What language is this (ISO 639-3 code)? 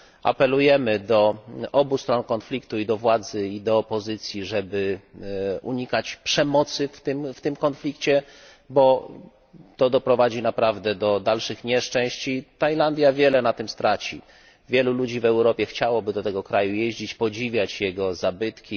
pol